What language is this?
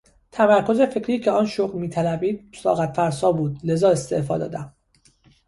Persian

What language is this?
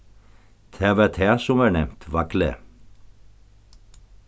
Faroese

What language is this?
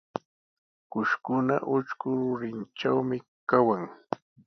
Sihuas Ancash Quechua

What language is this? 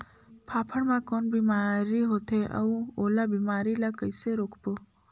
Chhattisgarhi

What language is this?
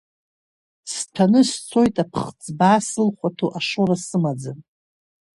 Abkhazian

